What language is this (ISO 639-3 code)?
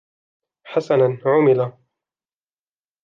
ara